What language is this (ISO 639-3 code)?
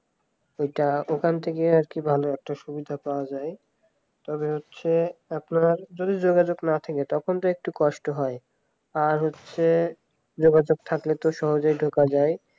ben